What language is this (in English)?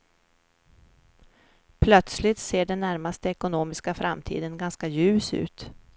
Swedish